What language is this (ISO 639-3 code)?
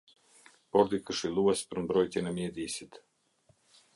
sqi